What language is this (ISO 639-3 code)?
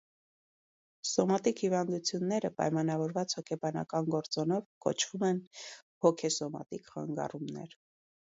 hye